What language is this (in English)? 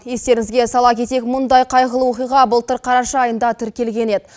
Kazakh